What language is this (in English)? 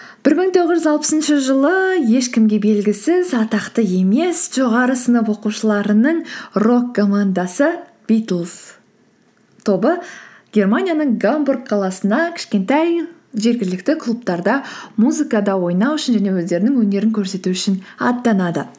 Kazakh